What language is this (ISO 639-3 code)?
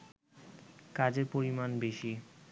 ben